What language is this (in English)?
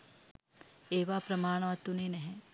Sinhala